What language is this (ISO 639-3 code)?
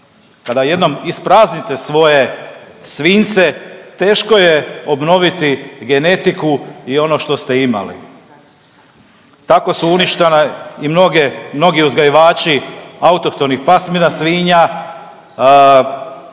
hrv